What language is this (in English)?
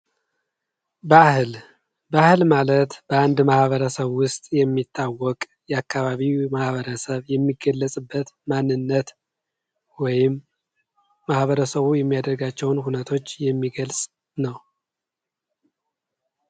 Amharic